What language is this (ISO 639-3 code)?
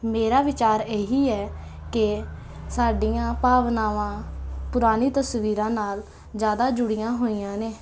pan